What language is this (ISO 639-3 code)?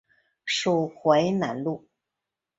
zho